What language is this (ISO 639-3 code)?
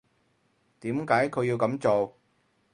yue